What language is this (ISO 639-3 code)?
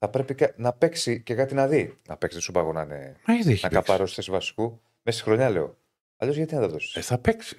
ell